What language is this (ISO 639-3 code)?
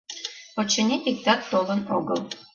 chm